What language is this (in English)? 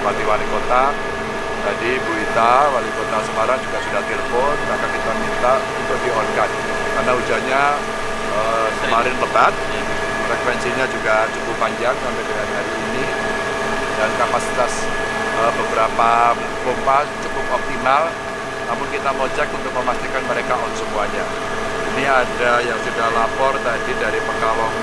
Indonesian